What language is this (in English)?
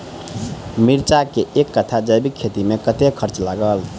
Maithili